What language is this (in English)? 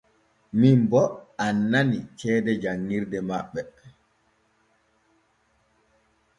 Borgu Fulfulde